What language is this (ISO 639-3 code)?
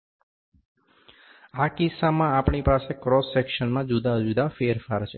guj